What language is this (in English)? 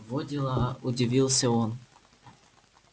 Russian